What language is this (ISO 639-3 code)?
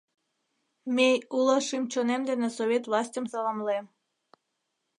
chm